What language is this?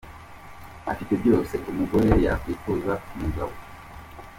Kinyarwanda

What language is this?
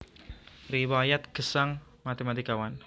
Javanese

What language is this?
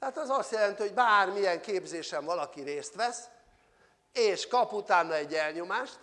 Hungarian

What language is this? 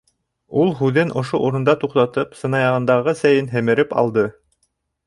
Bashkir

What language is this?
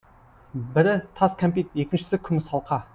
Kazakh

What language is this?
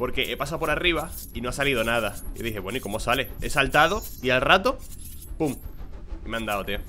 Spanish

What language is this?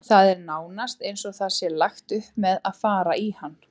Icelandic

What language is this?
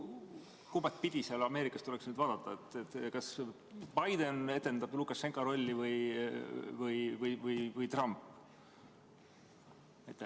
Estonian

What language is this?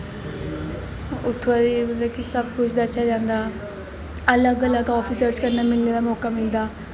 Dogri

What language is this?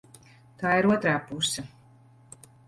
Latvian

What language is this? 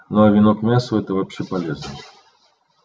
Russian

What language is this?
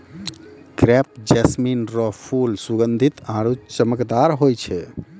Maithili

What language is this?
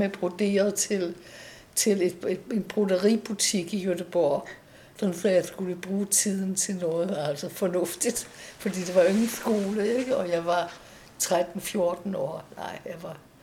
Danish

